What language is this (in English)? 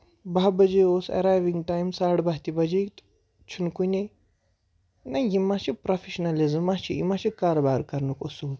Kashmiri